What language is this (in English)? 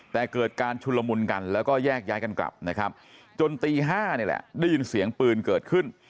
Thai